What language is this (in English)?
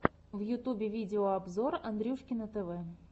Russian